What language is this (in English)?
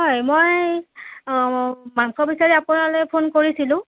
Assamese